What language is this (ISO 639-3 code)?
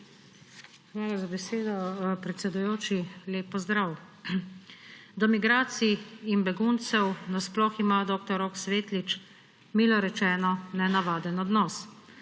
slv